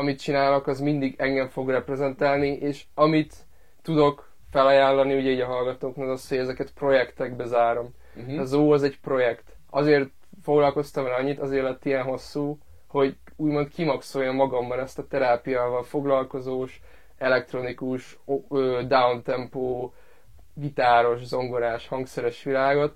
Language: Hungarian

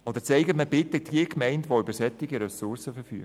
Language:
Swiss German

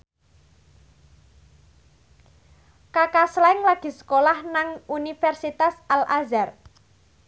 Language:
Javanese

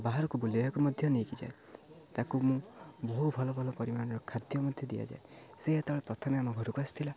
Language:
Odia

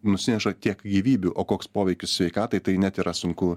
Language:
Lithuanian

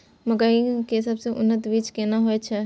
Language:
Maithili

